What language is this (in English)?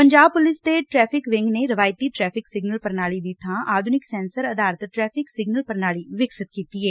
Punjabi